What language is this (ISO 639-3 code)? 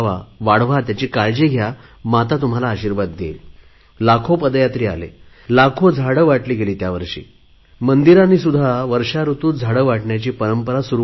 mar